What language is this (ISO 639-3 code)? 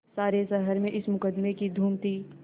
hin